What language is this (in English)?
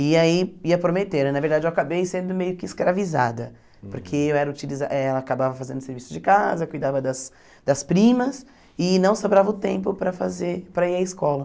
Portuguese